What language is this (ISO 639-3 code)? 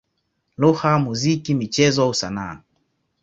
swa